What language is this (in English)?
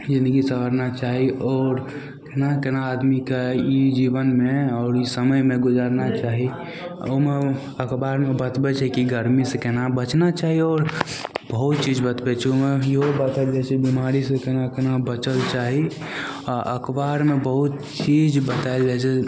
Maithili